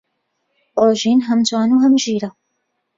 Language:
Central Kurdish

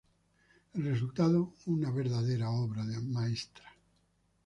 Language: Spanish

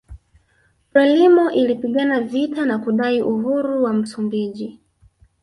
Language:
Swahili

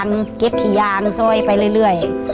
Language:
Thai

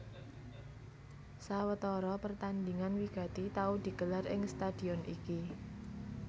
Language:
Javanese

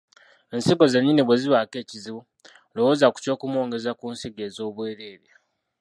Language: Ganda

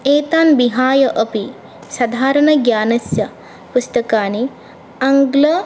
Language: Sanskrit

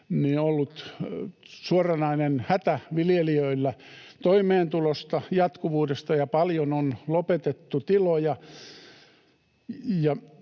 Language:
Finnish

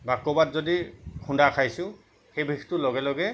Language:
Assamese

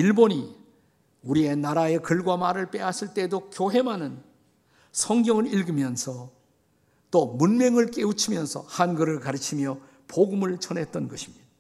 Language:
Korean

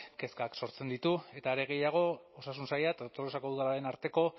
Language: Basque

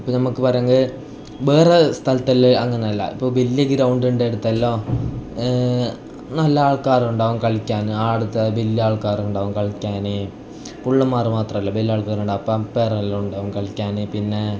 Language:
Malayalam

